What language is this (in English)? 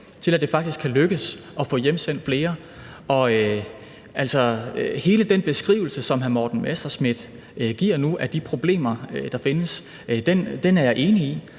Danish